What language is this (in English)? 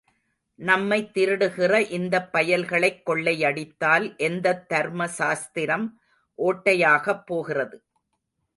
Tamil